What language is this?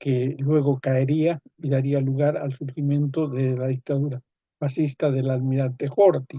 Spanish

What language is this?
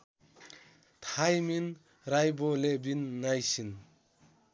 Nepali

